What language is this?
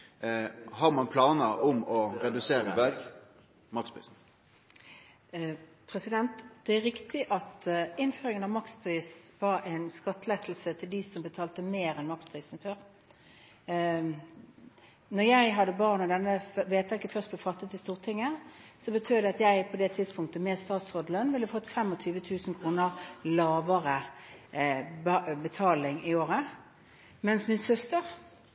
Norwegian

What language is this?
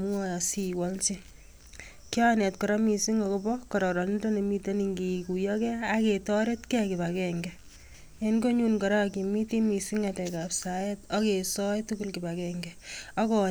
Kalenjin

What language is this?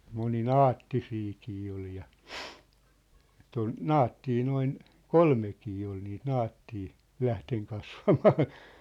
Finnish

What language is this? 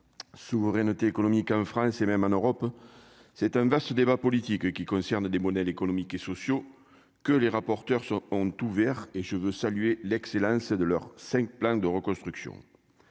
French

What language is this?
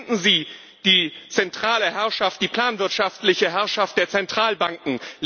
German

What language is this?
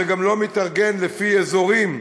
Hebrew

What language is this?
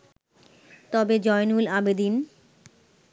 Bangla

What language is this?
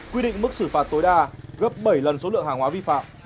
Vietnamese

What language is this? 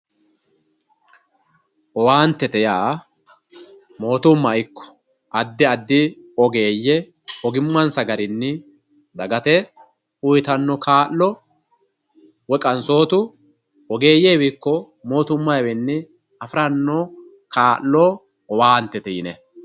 Sidamo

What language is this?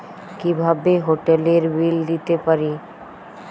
Bangla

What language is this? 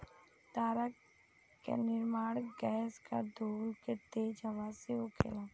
Bhojpuri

